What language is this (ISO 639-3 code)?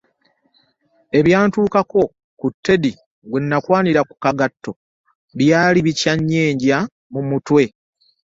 lug